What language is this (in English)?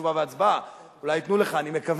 Hebrew